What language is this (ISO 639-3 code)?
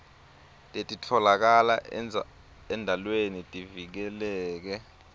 ssw